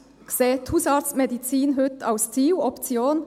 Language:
Swiss German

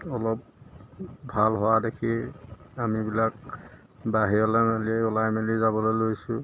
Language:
Assamese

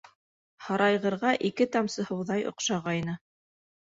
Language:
Bashkir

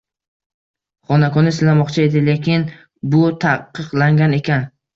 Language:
Uzbek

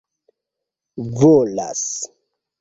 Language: Esperanto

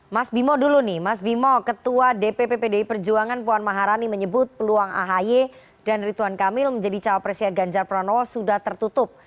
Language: Indonesian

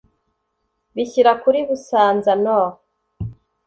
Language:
Kinyarwanda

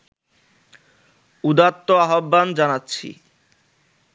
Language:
Bangla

